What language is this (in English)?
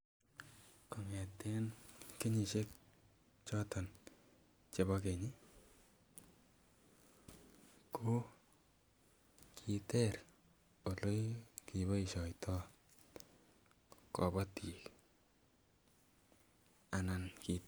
Kalenjin